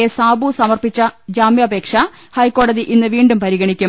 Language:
Malayalam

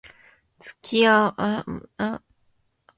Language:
Japanese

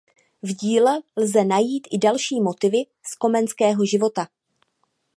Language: Czech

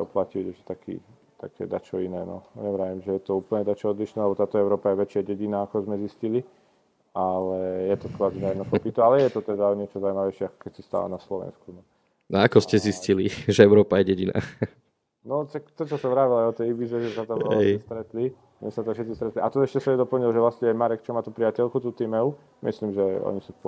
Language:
Slovak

